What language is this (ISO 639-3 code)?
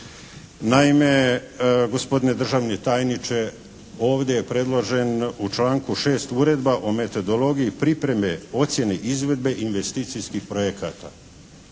hrv